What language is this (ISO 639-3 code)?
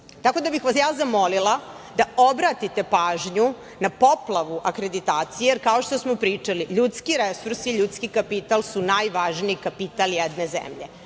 srp